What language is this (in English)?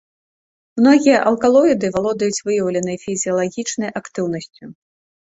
Belarusian